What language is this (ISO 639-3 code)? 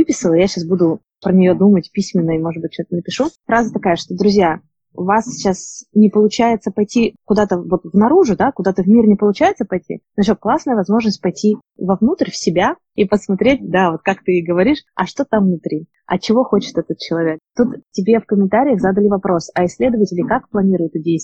rus